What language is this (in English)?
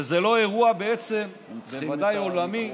Hebrew